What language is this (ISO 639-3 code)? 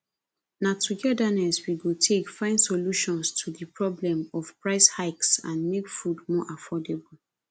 pcm